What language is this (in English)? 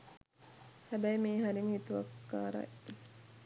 Sinhala